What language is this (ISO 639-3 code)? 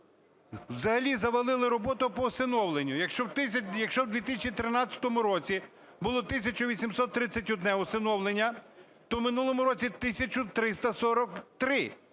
ukr